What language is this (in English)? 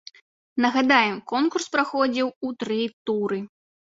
Belarusian